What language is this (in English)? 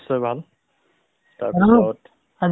Assamese